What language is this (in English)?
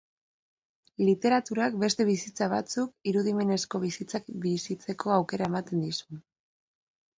Basque